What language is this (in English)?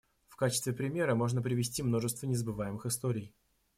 Russian